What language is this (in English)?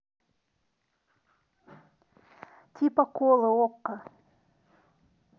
Russian